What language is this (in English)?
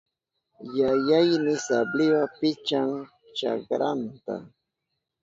Southern Pastaza Quechua